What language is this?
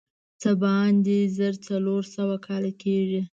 Pashto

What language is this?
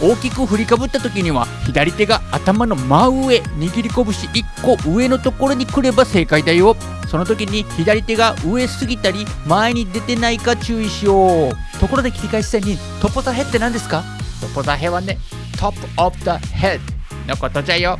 Japanese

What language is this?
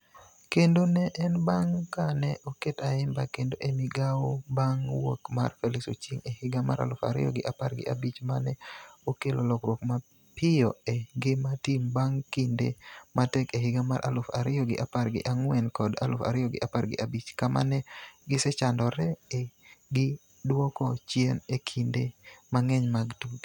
Luo (Kenya and Tanzania)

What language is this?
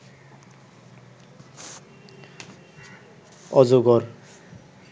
Bangla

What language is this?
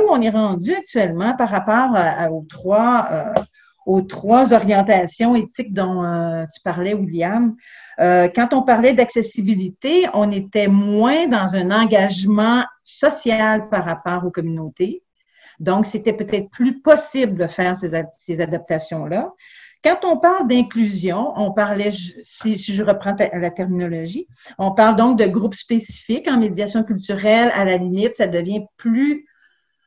French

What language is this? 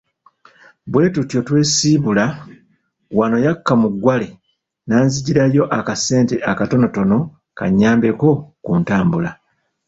Ganda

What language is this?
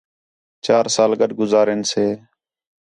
Khetrani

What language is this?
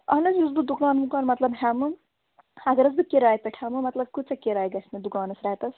Kashmiri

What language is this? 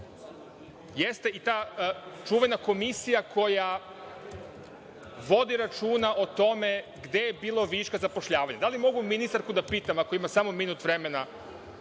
Serbian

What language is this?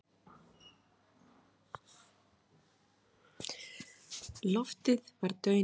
Icelandic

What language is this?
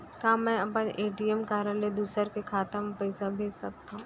Chhattisgarhi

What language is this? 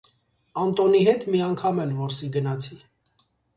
Armenian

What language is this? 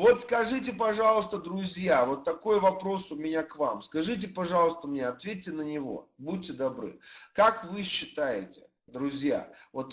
Russian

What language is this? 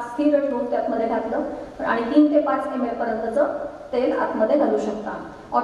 Romanian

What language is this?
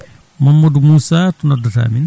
Fula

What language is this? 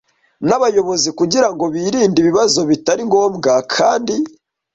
Kinyarwanda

